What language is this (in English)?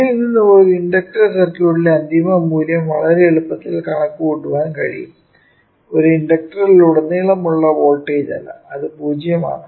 Malayalam